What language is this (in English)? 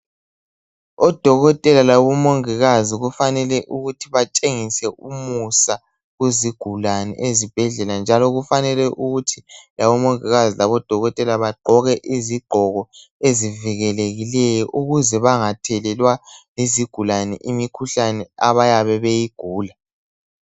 North Ndebele